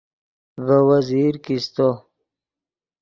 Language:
Yidgha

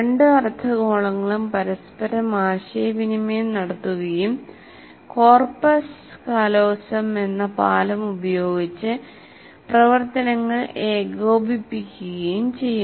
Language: Malayalam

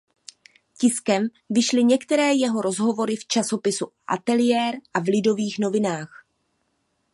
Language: Czech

